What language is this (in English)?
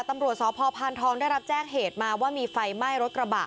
Thai